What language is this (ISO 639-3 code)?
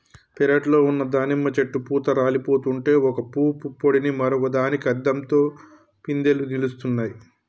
tel